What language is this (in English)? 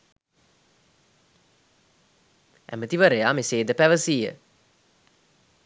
Sinhala